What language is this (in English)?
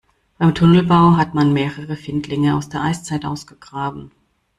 German